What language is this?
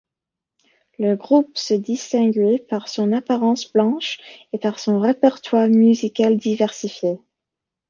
French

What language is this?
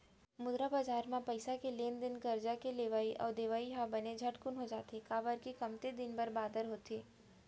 Chhattisgarhi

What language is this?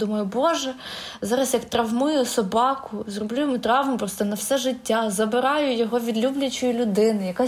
Ukrainian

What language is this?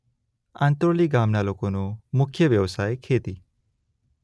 Gujarati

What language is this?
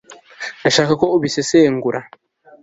Kinyarwanda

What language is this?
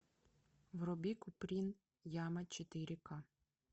Russian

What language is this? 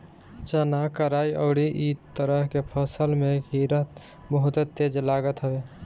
Bhojpuri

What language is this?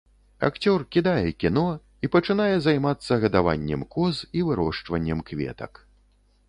Belarusian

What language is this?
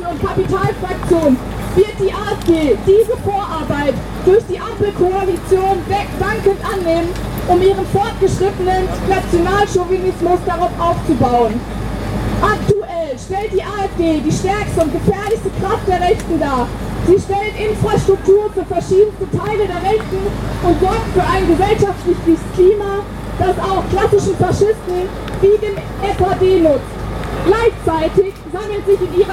German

